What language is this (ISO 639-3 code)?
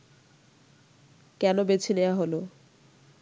ben